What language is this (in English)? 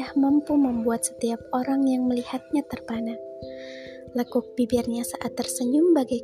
Indonesian